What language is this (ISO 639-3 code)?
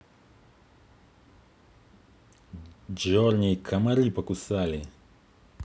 rus